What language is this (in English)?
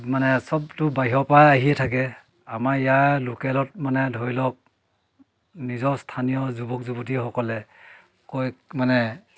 Assamese